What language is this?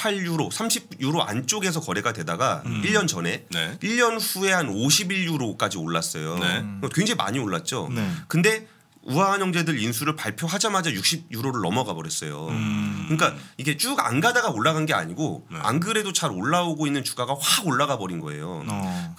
Korean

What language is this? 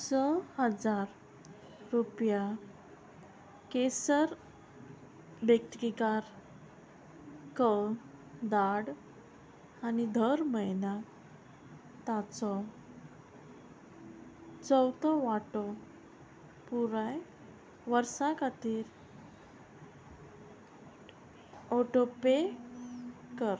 Konkani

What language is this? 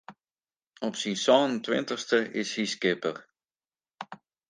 Western Frisian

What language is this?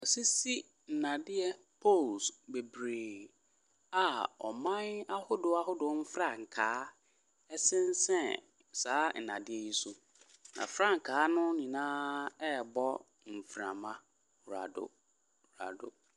Akan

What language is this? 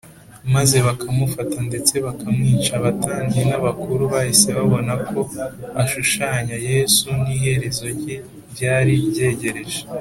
Kinyarwanda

